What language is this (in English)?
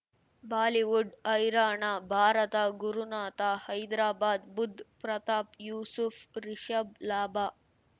Kannada